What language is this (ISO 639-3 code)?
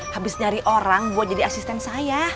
ind